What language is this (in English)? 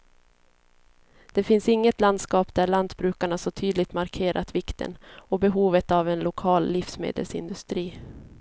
Swedish